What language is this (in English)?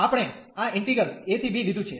Gujarati